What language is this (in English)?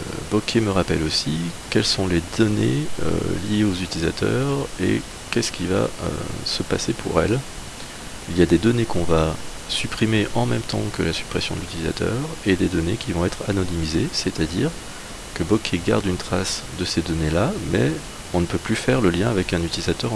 French